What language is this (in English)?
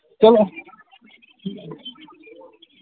Dogri